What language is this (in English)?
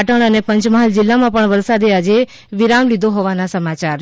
Gujarati